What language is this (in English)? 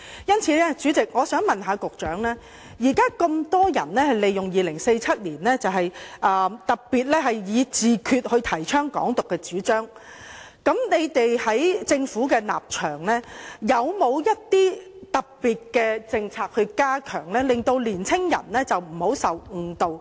Cantonese